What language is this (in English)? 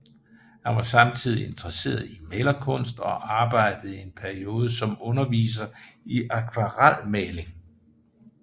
Danish